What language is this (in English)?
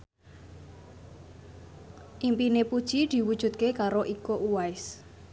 Javanese